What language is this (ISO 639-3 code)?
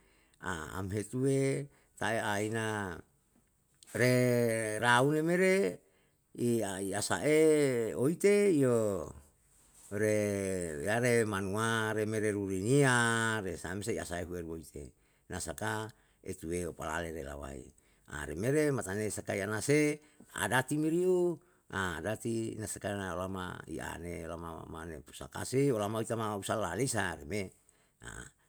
jal